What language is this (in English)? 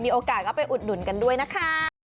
Thai